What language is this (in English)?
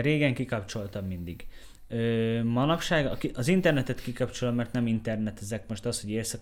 Hungarian